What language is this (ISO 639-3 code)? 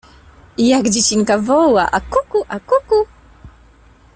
pol